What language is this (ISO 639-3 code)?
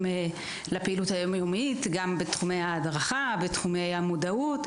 heb